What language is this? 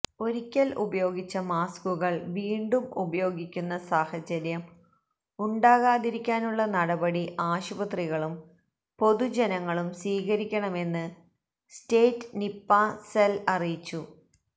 Malayalam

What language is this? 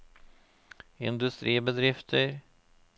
Norwegian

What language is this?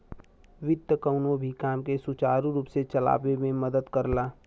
Bhojpuri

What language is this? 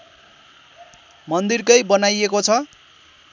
Nepali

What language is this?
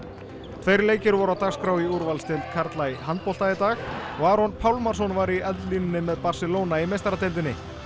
Icelandic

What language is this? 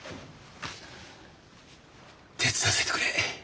Japanese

